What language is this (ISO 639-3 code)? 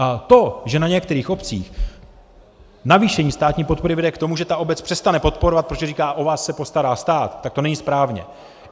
ces